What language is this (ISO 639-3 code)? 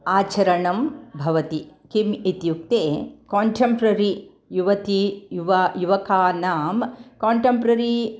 san